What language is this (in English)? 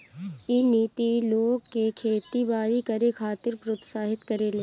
Bhojpuri